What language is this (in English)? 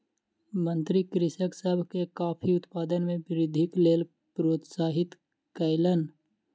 Maithili